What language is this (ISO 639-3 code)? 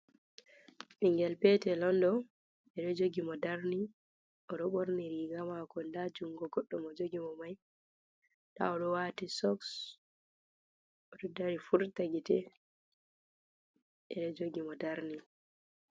ful